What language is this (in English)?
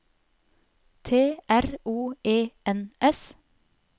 Norwegian